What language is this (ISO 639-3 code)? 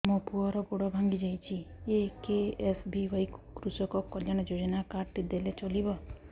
ori